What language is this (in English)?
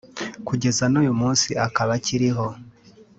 Kinyarwanda